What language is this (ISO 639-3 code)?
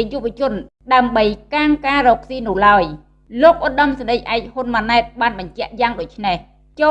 vie